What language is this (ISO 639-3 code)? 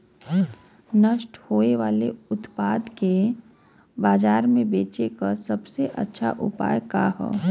bho